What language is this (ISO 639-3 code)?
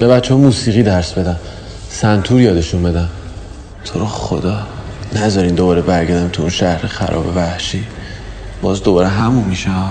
fas